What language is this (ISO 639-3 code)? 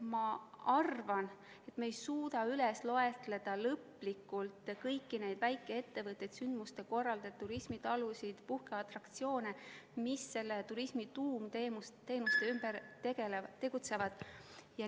est